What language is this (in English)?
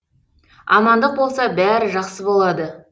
Kazakh